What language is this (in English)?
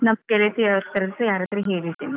Kannada